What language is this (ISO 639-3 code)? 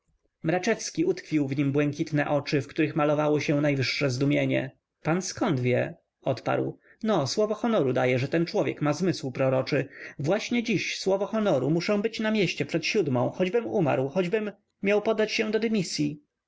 pol